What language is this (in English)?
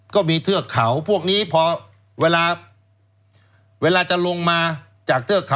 Thai